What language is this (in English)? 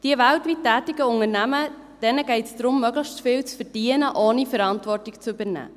Swiss German